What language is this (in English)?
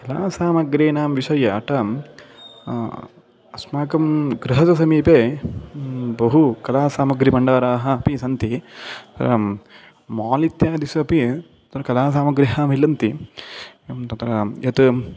Sanskrit